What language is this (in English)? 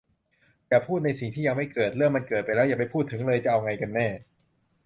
Thai